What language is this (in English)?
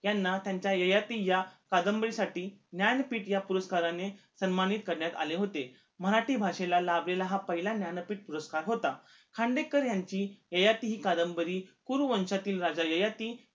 Marathi